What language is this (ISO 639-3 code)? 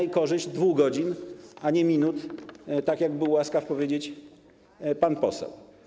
pol